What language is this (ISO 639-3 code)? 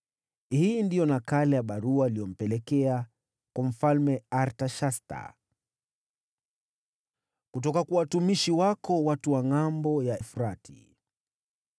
swa